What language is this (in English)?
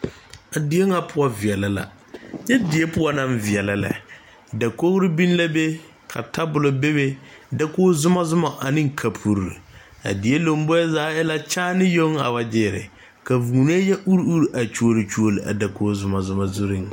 Southern Dagaare